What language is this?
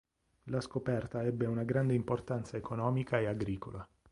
Italian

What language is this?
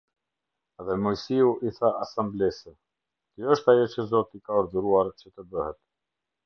Albanian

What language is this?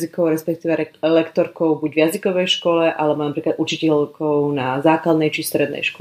Slovak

